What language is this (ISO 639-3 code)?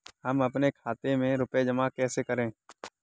hin